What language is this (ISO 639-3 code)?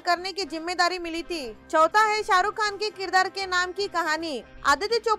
hin